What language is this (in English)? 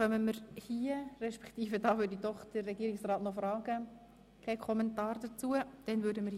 Swiss German